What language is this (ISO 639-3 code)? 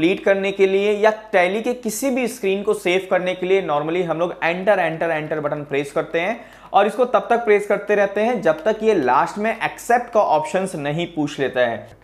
hin